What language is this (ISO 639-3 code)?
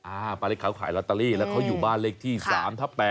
tha